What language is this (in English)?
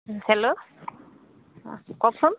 Assamese